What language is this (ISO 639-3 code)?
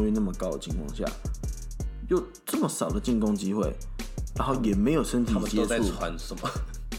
zho